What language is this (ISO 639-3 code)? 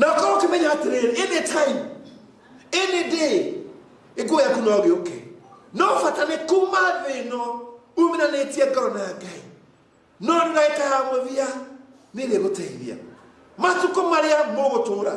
ind